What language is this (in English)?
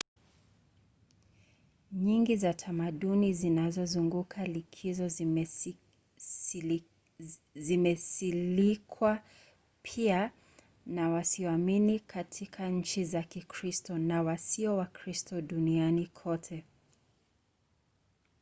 Swahili